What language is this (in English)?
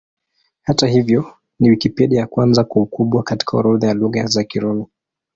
Swahili